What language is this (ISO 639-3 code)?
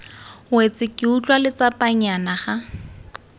tsn